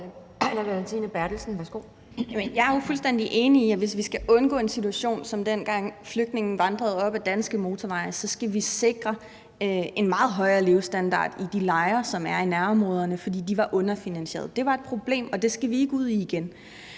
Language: Danish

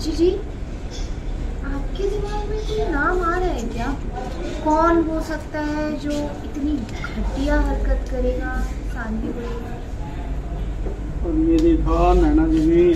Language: Hindi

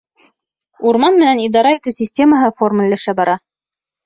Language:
Bashkir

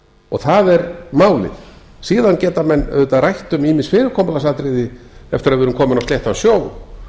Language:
Icelandic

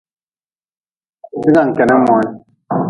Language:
Nawdm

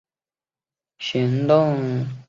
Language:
Chinese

